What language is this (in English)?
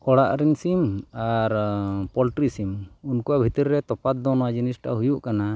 Santali